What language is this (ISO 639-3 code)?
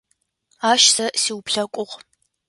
ady